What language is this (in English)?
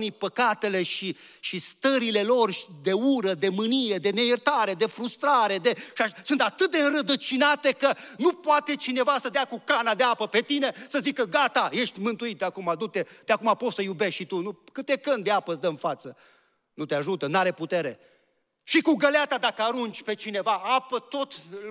Romanian